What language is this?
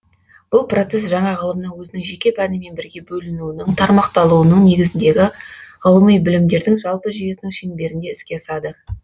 Kazakh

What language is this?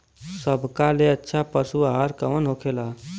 Bhojpuri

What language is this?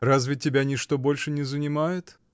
Russian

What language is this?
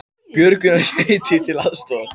Icelandic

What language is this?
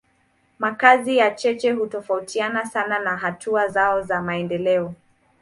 Swahili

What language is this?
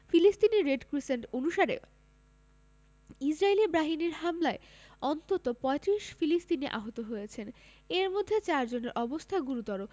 Bangla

